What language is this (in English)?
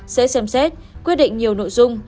Vietnamese